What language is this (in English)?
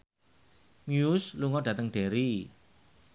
Javanese